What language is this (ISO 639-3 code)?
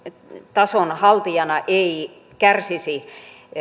fin